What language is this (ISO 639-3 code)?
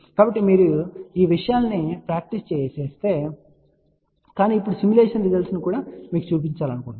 tel